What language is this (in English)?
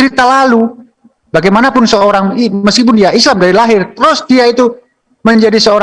Indonesian